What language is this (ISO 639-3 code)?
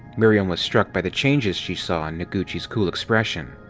eng